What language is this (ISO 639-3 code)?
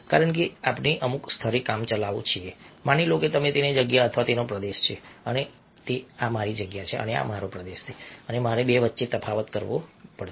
guj